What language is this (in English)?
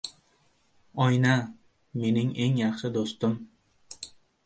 Uzbek